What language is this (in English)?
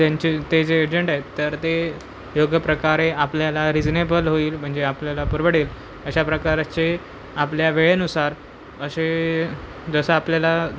Marathi